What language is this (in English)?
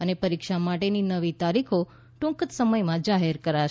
Gujarati